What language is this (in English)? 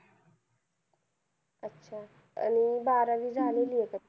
Marathi